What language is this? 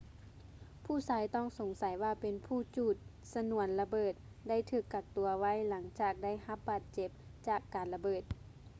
Lao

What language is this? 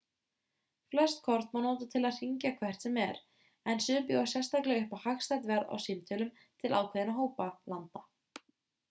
Icelandic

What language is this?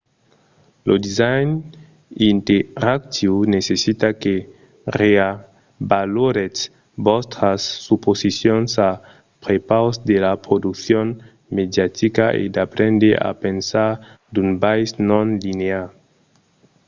Occitan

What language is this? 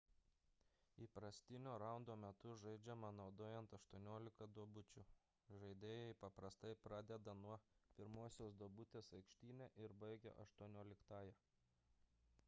Lithuanian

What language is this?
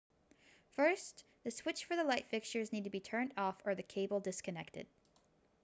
English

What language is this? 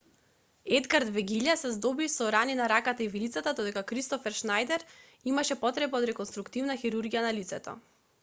Macedonian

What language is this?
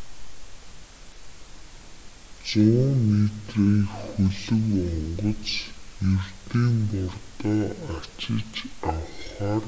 Mongolian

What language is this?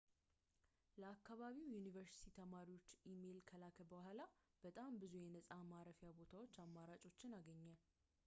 Amharic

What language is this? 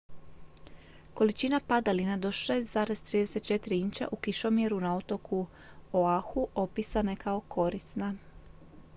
Croatian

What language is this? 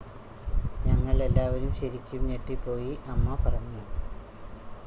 Malayalam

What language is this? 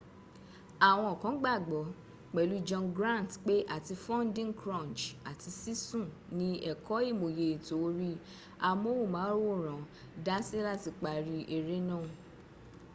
Yoruba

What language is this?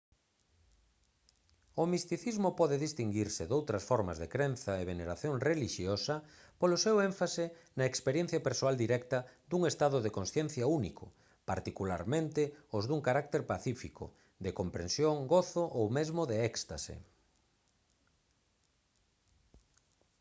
Galician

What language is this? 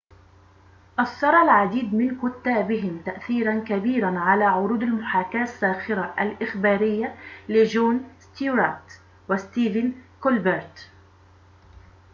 Arabic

